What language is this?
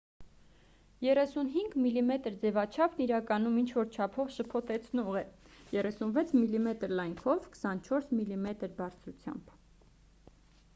Armenian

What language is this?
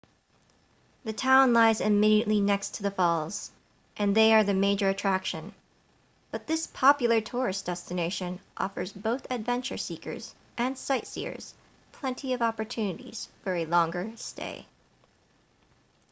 English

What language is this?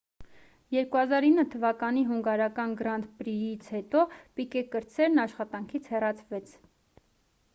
Armenian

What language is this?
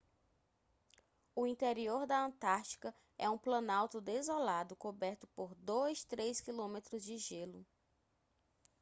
Portuguese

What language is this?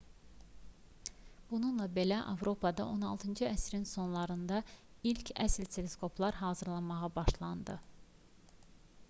Azerbaijani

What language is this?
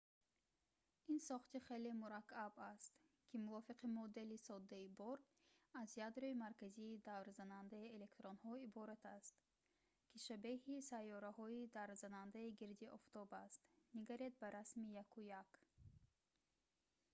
Tajik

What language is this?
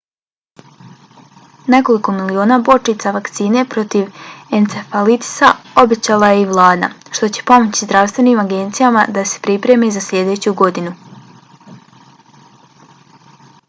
Bosnian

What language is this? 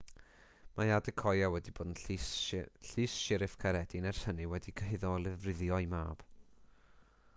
Welsh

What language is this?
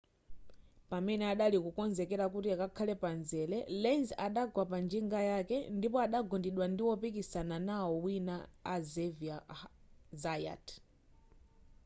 Nyanja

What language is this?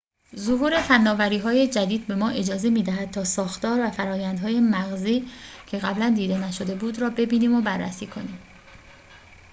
Persian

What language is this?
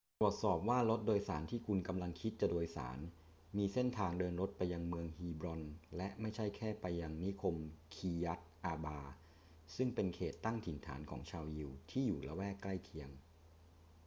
Thai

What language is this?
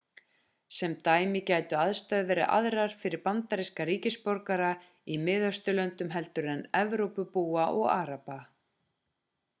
Icelandic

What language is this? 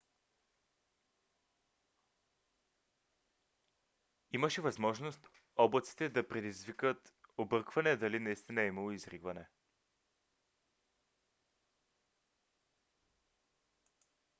Bulgarian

